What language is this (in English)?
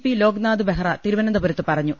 Malayalam